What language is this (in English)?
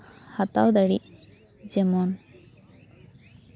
Santali